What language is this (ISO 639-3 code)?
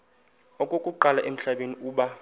xho